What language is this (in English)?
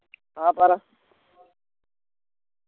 Malayalam